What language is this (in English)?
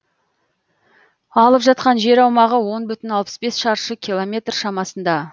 Kazakh